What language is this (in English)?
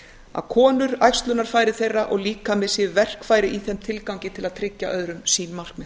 Icelandic